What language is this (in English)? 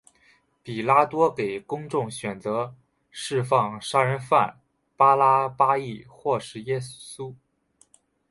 Chinese